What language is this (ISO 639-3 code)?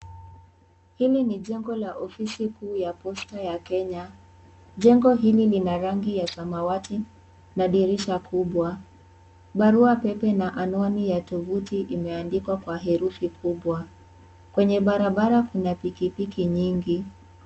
swa